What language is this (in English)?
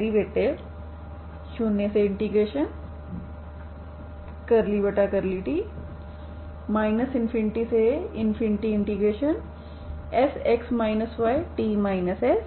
Hindi